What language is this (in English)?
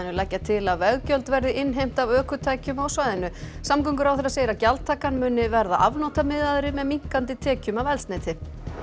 Icelandic